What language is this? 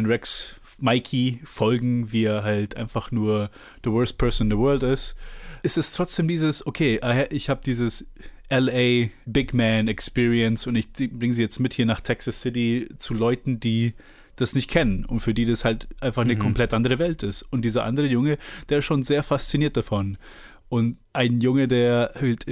German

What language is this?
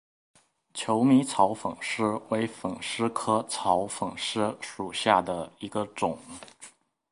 Chinese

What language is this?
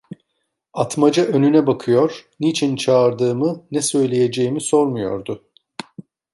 Turkish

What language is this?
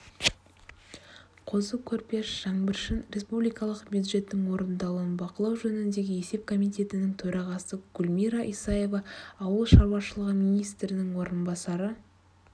Kazakh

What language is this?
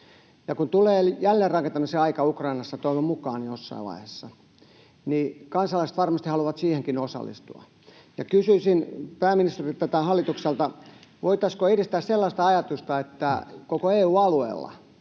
Finnish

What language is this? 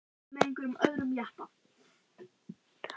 Icelandic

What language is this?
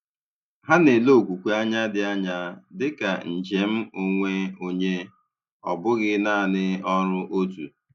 Igbo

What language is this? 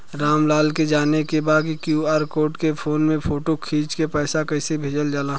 Bhojpuri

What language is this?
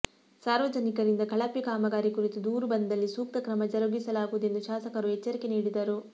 Kannada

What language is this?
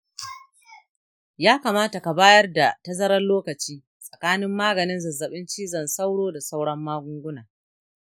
Hausa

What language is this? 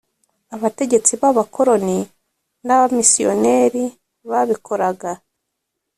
Kinyarwanda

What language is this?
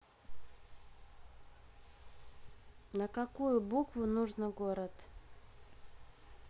Russian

